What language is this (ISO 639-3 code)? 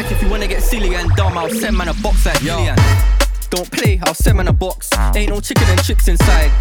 eng